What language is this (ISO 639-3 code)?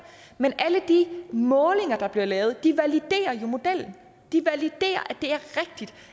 dan